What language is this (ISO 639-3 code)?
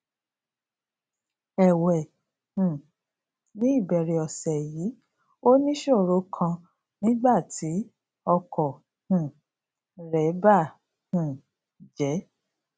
yor